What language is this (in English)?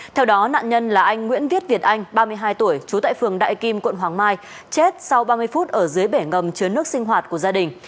Vietnamese